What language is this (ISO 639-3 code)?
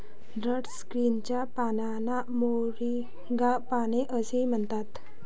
mar